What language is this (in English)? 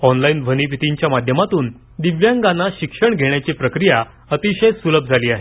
Marathi